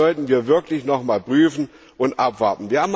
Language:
German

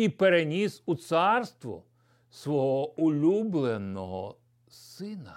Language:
Ukrainian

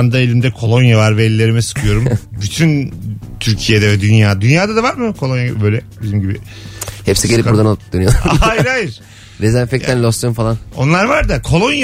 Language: Turkish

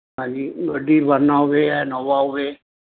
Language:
Punjabi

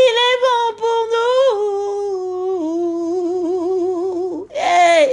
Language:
French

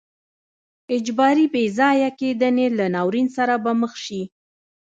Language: Pashto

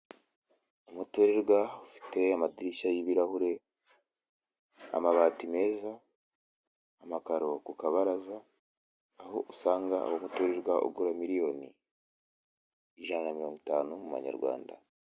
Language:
Kinyarwanda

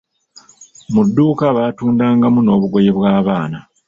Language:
Ganda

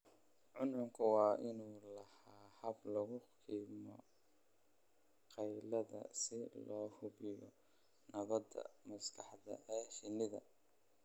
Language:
Somali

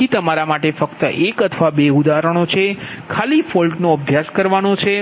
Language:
Gujarati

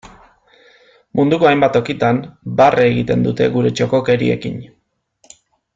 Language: Basque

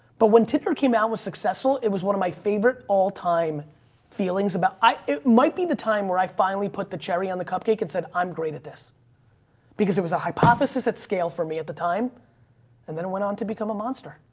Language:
English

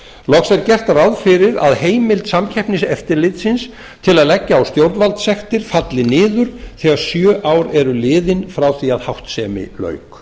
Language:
Icelandic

